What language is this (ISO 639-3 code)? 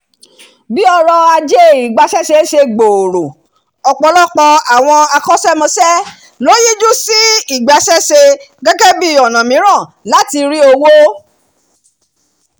yor